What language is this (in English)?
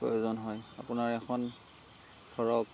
Assamese